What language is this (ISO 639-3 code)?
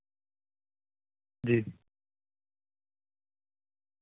urd